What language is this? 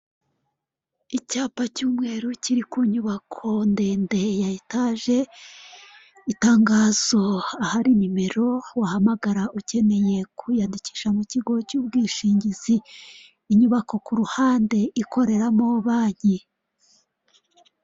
Kinyarwanda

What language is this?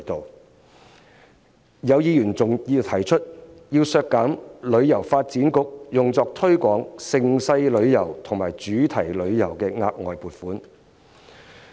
Cantonese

